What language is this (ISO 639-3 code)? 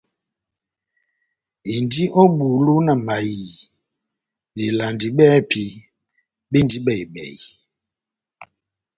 bnm